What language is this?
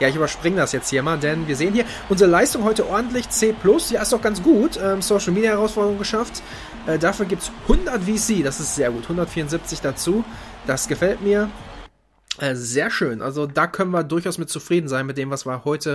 German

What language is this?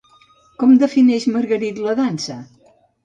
Catalan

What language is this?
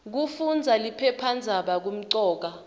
Swati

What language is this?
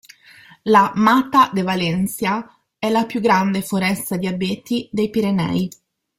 Italian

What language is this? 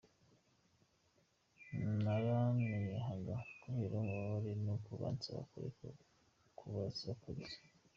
Kinyarwanda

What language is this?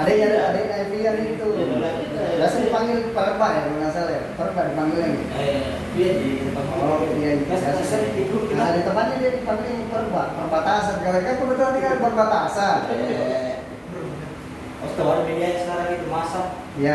Indonesian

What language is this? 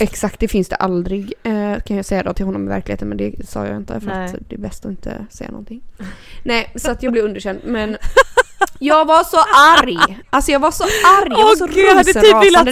Swedish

